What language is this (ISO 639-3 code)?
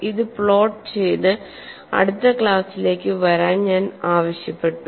mal